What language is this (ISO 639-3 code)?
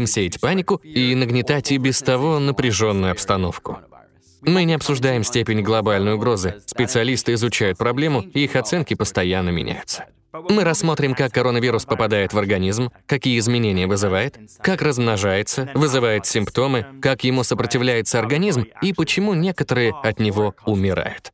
rus